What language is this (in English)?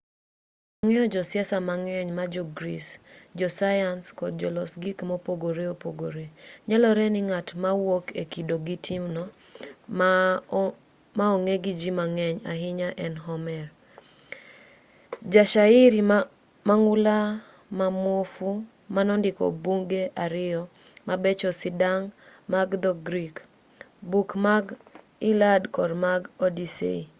Luo (Kenya and Tanzania)